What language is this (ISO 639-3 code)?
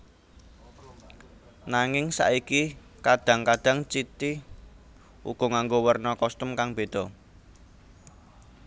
jav